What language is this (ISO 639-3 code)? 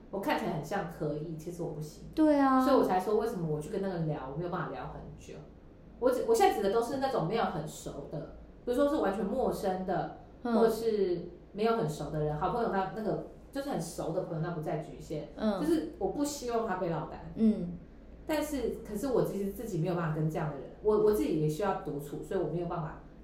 zho